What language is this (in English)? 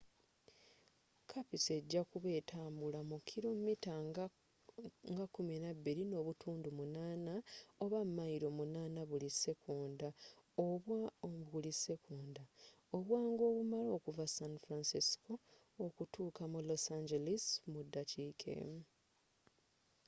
Ganda